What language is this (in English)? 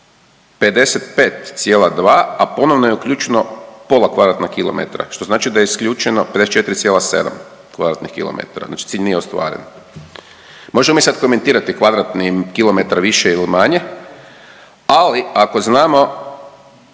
Croatian